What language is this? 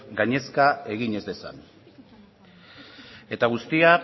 Basque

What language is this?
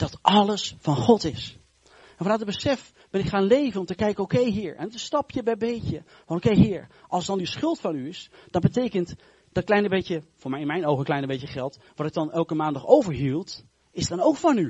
Dutch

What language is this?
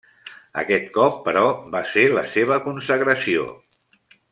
Catalan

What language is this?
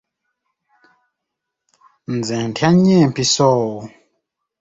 Ganda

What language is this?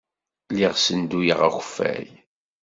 Kabyle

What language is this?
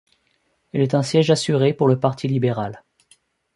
French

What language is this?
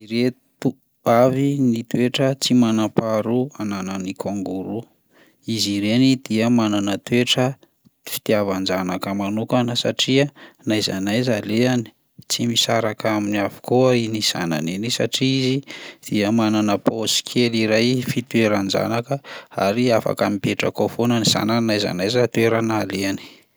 Malagasy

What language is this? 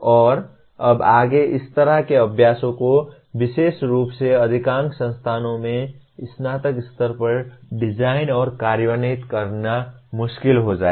Hindi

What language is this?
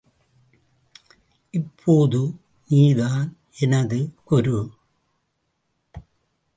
Tamil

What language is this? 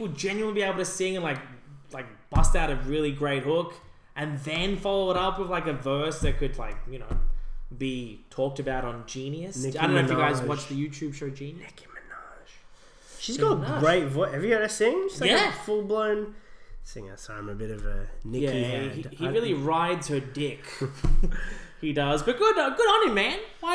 English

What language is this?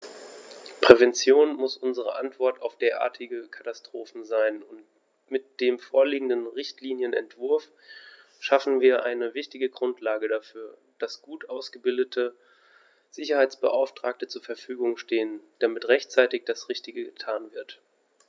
German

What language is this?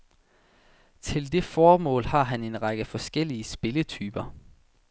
Danish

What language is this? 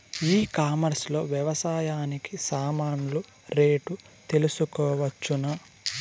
Telugu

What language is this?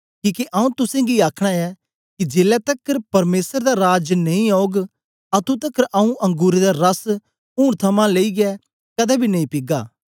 Dogri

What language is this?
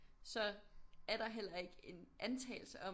Danish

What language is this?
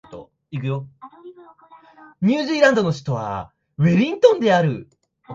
Japanese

